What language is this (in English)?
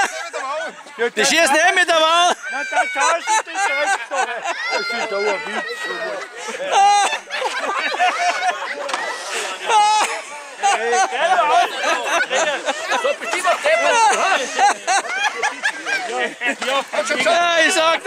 German